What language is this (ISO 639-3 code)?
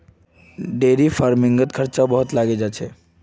mag